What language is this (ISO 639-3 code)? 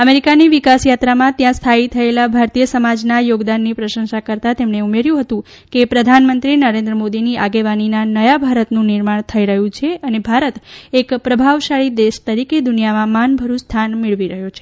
guj